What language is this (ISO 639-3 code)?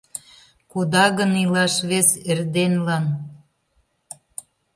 chm